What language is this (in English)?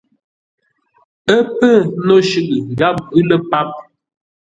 Ngombale